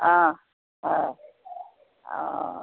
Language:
Assamese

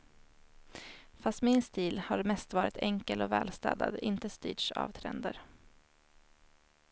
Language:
Swedish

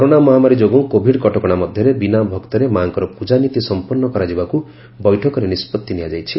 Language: Odia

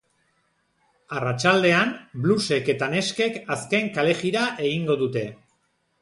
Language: Basque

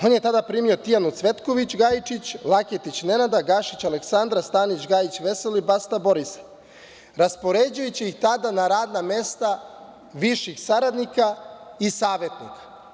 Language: Serbian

